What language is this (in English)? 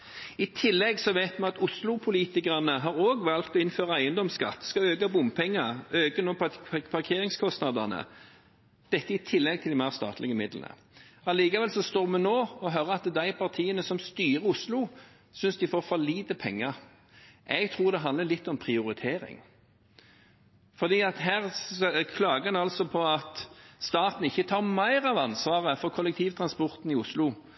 Norwegian Bokmål